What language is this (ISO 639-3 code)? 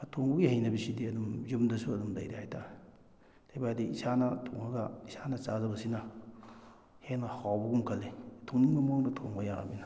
mni